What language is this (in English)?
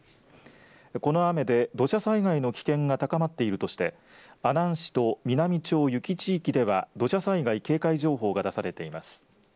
Japanese